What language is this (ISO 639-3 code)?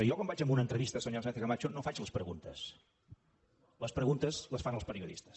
cat